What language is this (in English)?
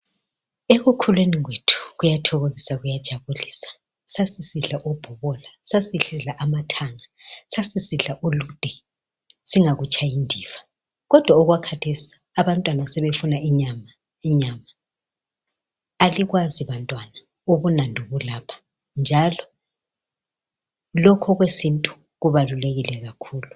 North Ndebele